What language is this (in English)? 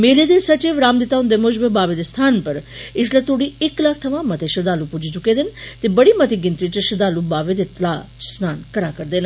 Dogri